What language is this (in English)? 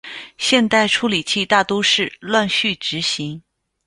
Chinese